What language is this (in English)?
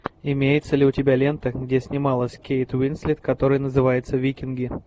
Russian